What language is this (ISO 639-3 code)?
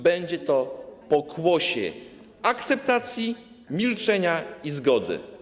pol